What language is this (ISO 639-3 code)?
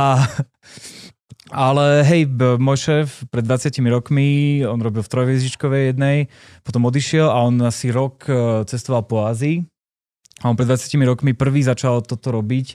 slk